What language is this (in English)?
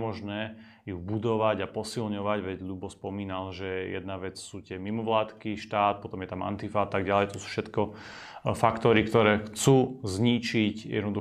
Slovak